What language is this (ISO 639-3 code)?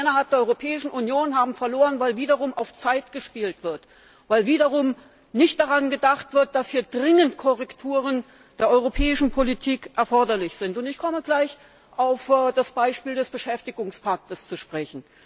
deu